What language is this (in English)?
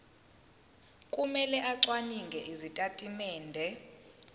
Zulu